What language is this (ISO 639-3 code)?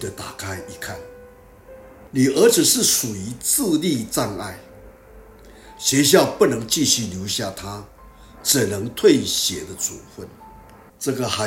zho